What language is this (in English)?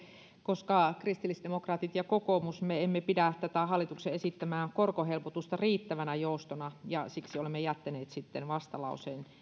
Finnish